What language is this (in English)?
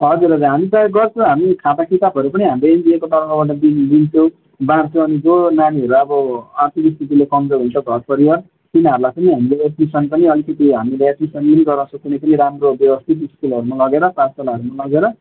Nepali